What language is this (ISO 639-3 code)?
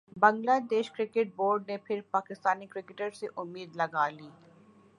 urd